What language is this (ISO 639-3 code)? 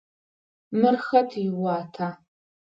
ady